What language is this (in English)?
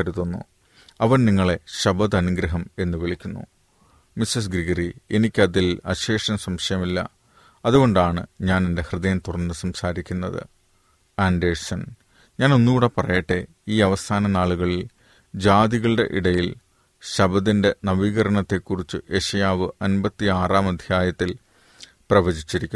Malayalam